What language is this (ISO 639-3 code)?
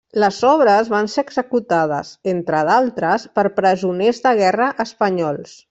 cat